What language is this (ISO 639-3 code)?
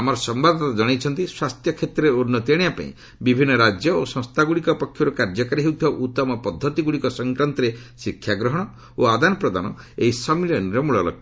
ori